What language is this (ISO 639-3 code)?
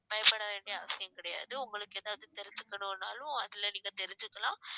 tam